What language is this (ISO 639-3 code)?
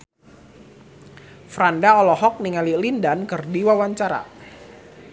sun